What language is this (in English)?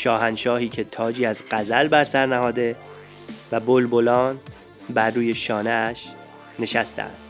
Persian